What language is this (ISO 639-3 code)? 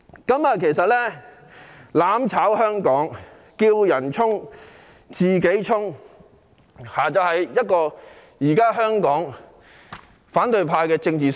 yue